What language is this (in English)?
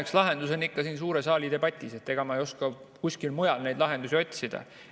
Estonian